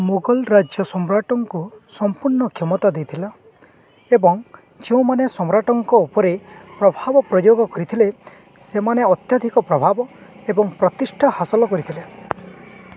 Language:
Odia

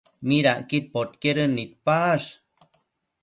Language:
Matsés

